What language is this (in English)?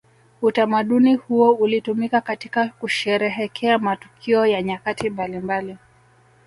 Swahili